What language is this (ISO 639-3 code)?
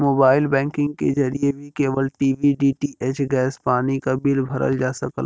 bho